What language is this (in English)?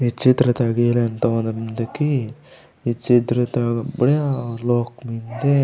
Gondi